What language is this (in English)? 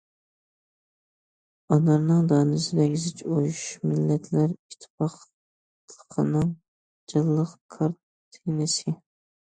Uyghur